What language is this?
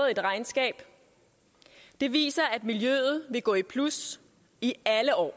Danish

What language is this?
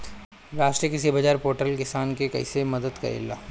Bhojpuri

